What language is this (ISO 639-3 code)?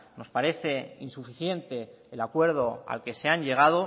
spa